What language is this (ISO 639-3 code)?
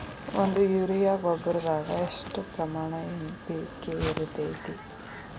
kan